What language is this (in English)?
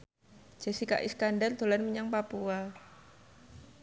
Javanese